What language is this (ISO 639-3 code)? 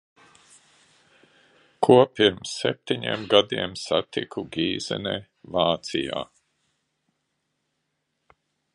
lav